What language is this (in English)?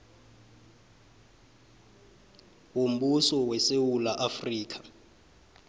South Ndebele